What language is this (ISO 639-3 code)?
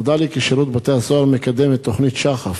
heb